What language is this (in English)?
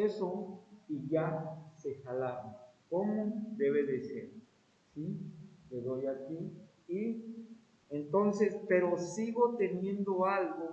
Spanish